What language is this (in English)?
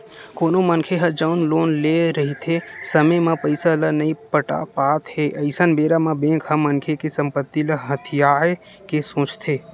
Chhattisgarhi